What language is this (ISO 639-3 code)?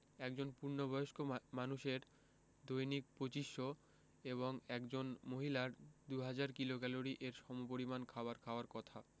ben